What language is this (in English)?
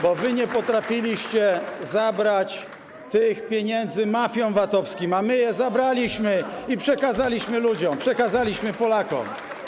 Polish